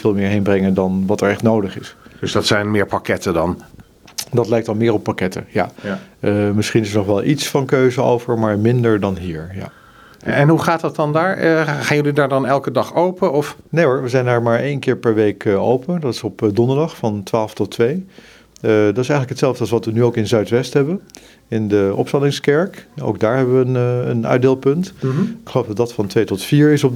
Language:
Dutch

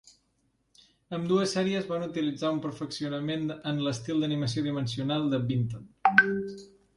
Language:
Catalan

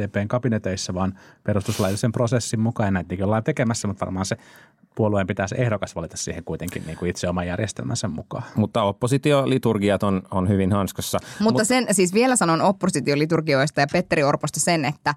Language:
Finnish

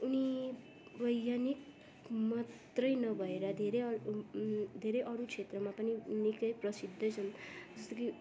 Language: Nepali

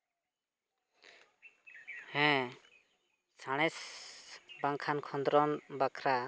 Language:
Santali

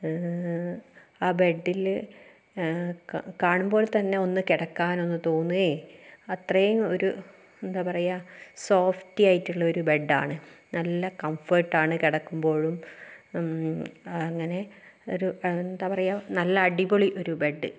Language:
Malayalam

